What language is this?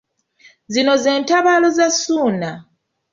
Ganda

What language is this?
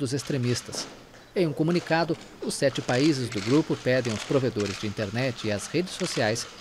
Portuguese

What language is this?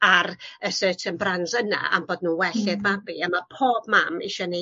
Welsh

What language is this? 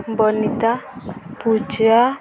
Odia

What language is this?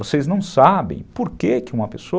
Portuguese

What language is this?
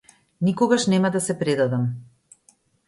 Macedonian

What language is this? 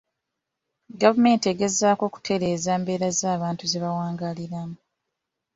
Ganda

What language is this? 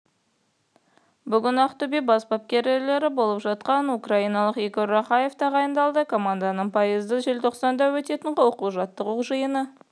Kazakh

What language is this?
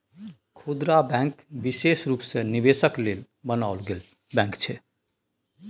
Maithili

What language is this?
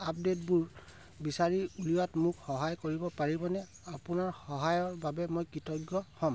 Assamese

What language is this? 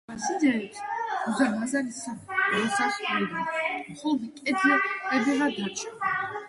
Georgian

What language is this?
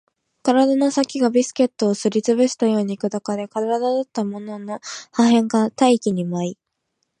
Japanese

